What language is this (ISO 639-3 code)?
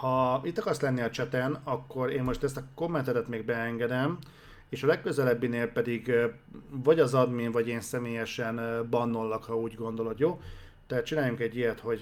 hun